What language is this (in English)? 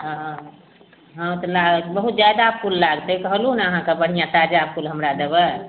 Maithili